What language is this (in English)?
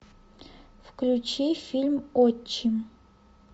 Russian